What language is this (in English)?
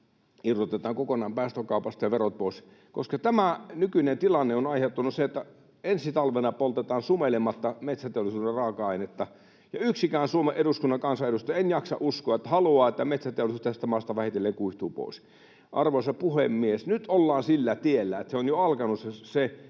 Finnish